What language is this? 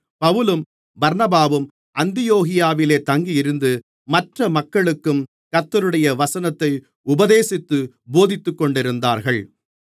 Tamil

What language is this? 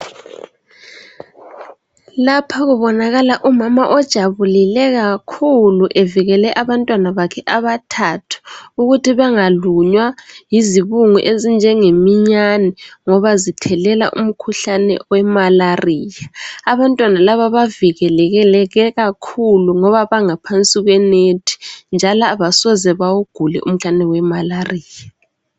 North Ndebele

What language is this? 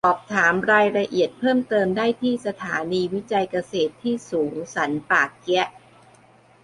Thai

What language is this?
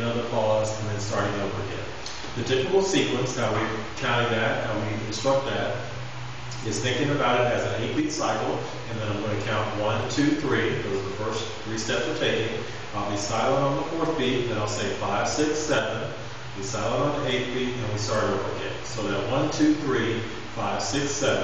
English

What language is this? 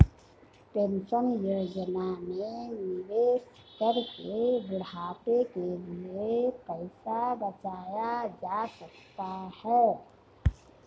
Hindi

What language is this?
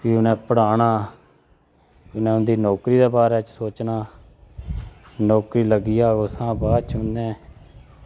Dogri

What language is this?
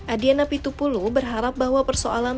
Indonesian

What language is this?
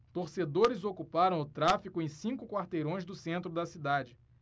Portuguese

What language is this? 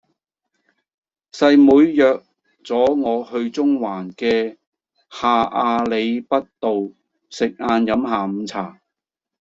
Cantonese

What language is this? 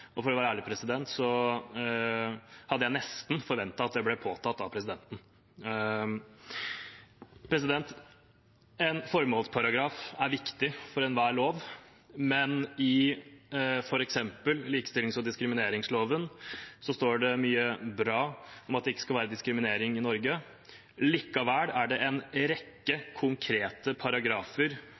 Norwegian Bokmål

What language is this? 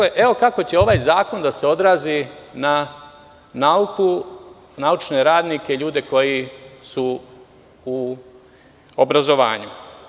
Serbian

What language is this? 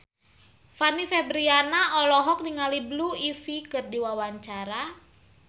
Sundanese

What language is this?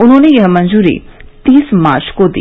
Hindi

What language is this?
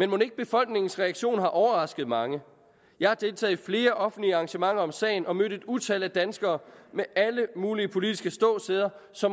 Danish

